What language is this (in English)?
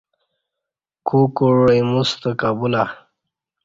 Kati